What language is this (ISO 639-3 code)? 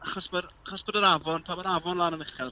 cym